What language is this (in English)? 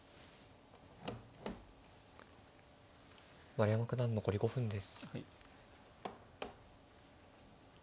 Japanese